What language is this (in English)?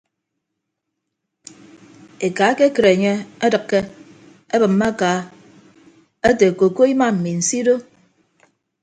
Ibibio